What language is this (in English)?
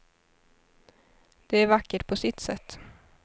Swedish